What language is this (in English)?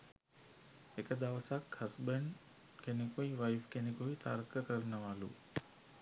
Sinhala